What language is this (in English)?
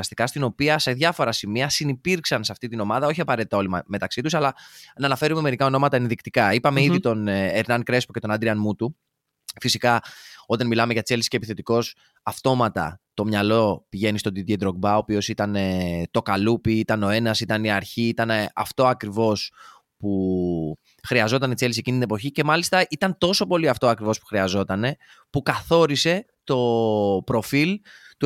Greek